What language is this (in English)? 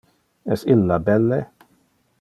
Interlingua